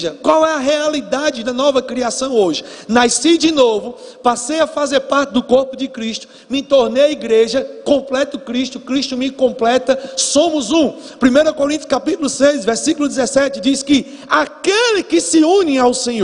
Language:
Portuguese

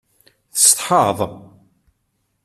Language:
Kabyle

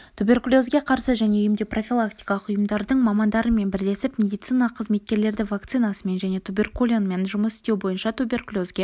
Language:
Kazakh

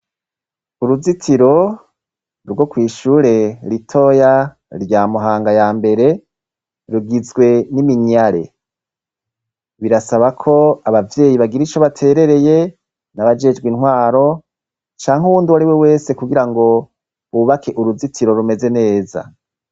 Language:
Rundi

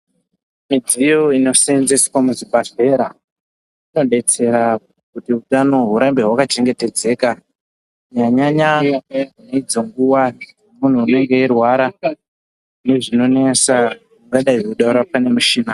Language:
Ndau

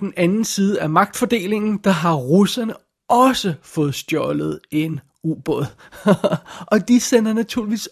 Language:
Danish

